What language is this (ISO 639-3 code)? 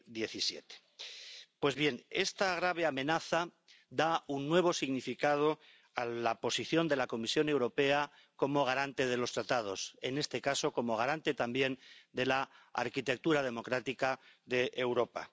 spa